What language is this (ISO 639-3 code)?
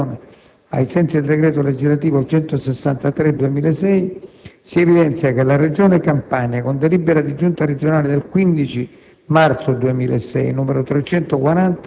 ita